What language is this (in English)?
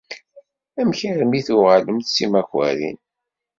Kabyle